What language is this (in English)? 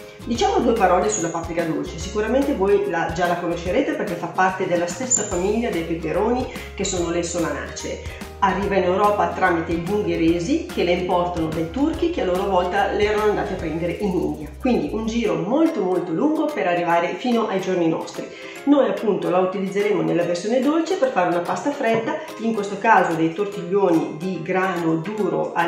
Italian